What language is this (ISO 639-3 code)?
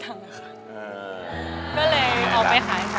tha